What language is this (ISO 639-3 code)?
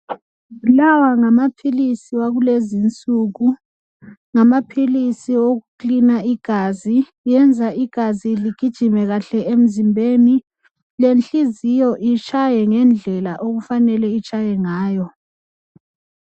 nde